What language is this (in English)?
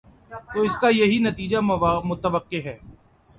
Urdu